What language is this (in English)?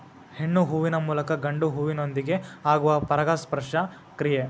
Kannada